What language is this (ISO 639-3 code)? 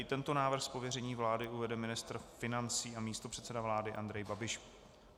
ces